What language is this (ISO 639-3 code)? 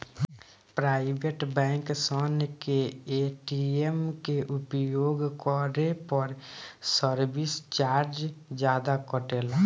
bho